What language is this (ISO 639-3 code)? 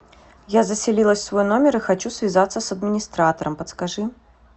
rus